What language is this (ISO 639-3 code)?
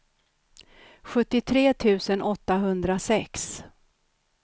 swe